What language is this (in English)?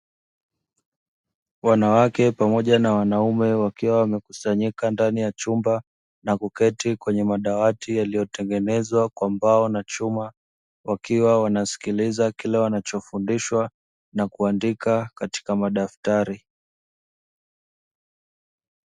Swahili